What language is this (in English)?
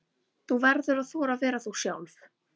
Icelandic